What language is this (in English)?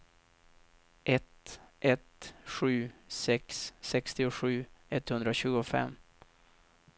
Swedish